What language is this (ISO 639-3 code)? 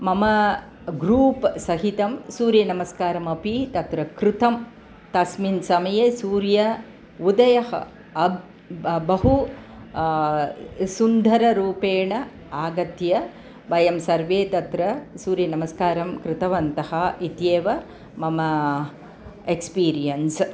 san